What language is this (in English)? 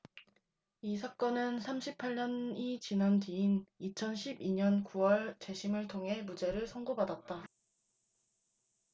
Korean